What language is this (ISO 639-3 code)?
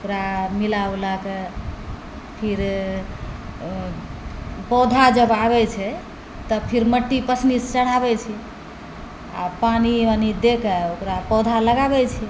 mai